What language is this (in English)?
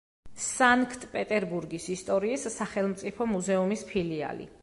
Georgian